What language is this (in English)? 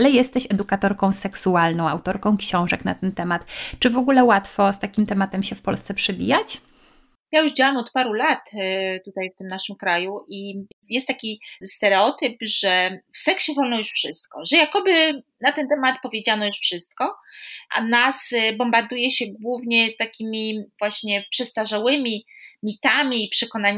Polish